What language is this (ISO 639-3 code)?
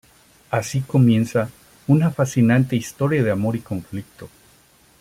spa